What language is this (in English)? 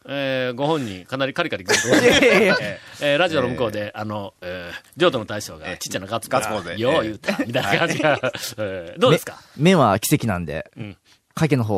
Japanese